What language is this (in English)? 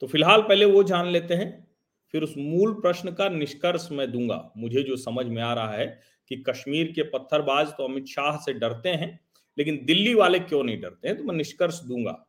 Hindi